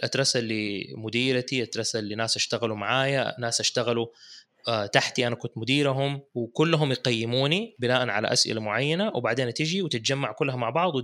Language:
Arabic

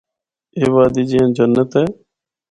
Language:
Northern Hindko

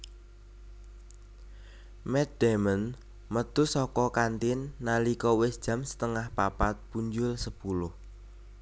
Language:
Javanese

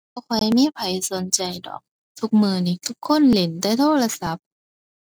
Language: Thai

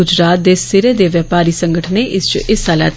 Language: Dogri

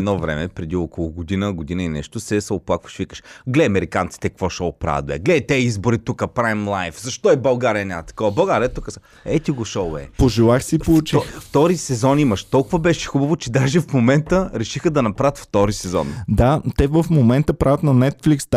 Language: Bulgarian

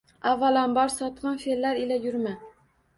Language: Uzbek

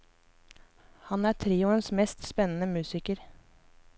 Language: Norwegian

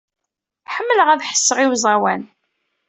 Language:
Kabyle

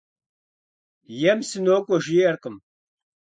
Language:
Kabardian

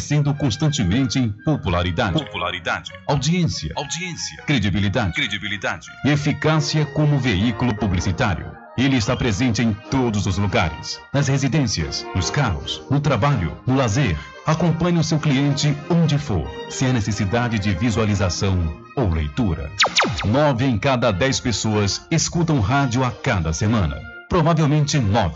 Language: Portuguese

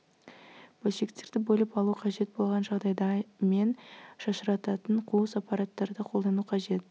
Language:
Kazakh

